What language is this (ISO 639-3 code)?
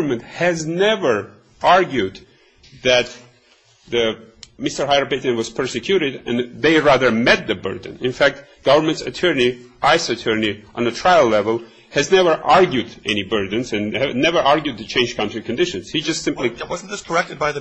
eng